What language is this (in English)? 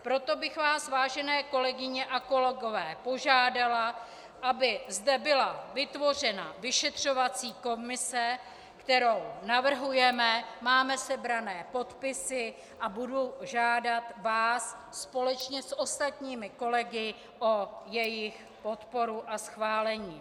Czech